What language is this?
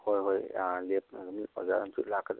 Manipuri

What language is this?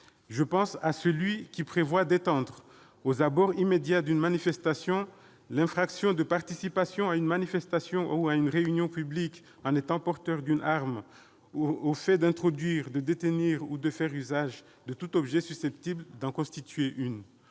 French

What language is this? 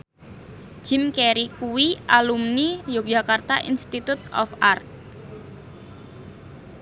Javanese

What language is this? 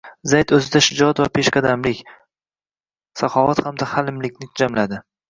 Uzbek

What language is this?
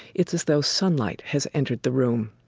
English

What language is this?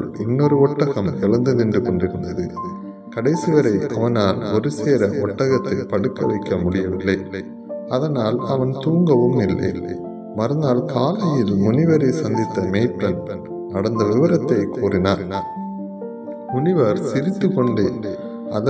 Tamil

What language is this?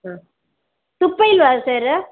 Kannada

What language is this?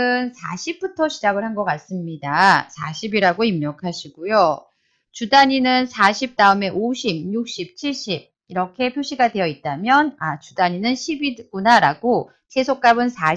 Korean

